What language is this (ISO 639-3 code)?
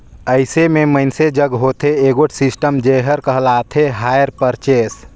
hne